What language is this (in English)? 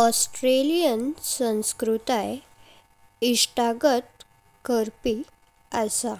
Konkani